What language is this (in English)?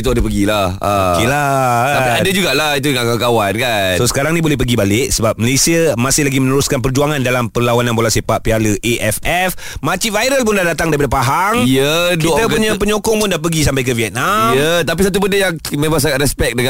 Malay